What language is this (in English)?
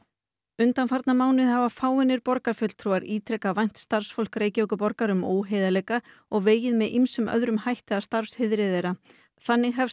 Icelandic